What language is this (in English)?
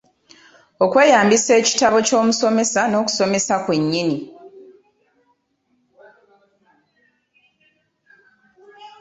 Ganda